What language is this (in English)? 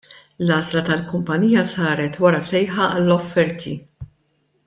Maltese